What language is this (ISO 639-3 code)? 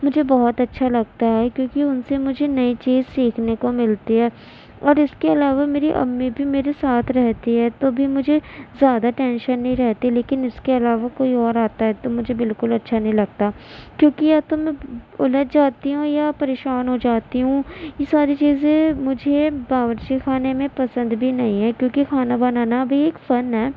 urd